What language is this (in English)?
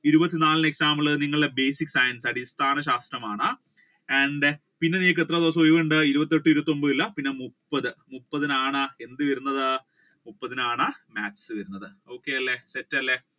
Malayalam